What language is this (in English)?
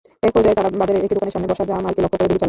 Bangla